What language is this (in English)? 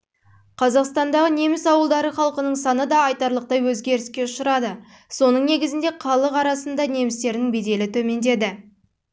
Kazakh